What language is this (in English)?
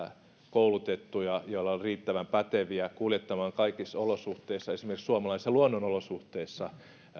Finnish